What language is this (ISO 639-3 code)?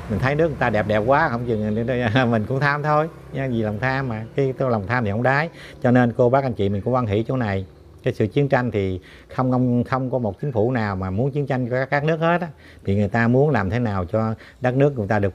vie